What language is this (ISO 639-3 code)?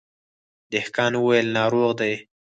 pus